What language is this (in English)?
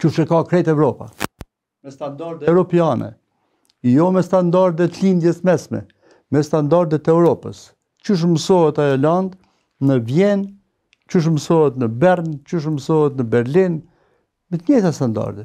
Romanian